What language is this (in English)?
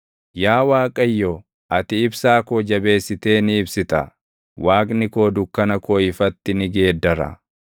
Oromo